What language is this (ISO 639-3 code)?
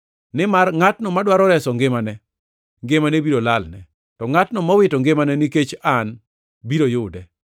luo